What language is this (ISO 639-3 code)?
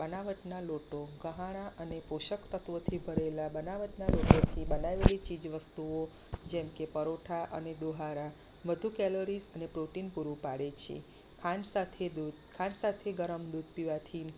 guj